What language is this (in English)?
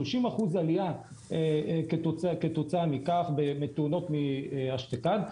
Hebrew